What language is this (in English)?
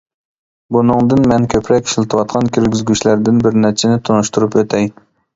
Uyghur